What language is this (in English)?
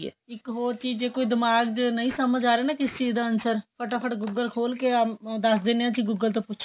Punjabi